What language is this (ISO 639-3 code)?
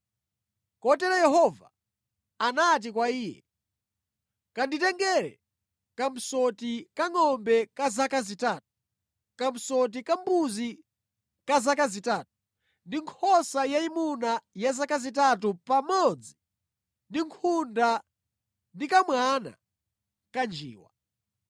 nya